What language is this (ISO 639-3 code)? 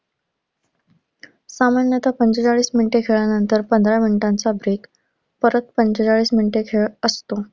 mar